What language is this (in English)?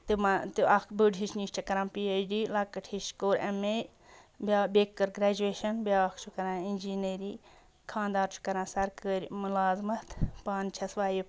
Kashmiri